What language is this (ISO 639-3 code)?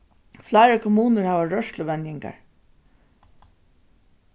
fao